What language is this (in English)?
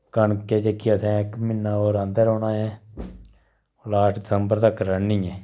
Dogri